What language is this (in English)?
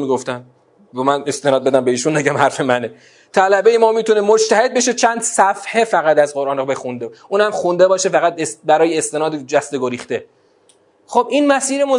Persian